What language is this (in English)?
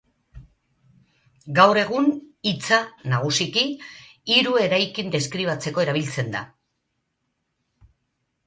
Basque